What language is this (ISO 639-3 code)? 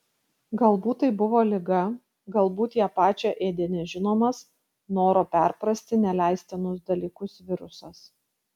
lit